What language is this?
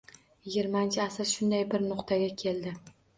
Uzbek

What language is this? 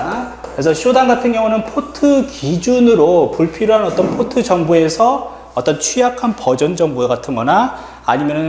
Korean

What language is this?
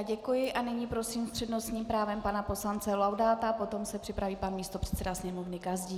Czech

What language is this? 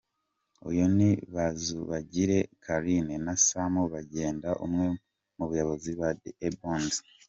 Kinyarwanda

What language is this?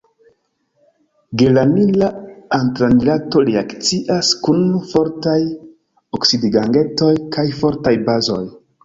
Esperanto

